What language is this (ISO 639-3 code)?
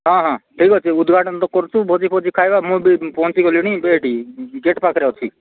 ori